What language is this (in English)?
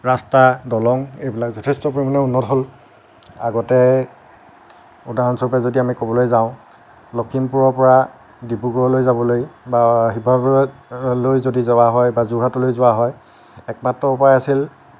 Assamese